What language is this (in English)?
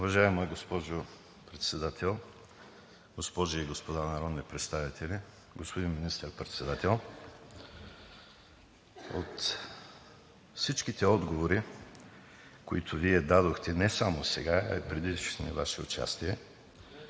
Bulgarian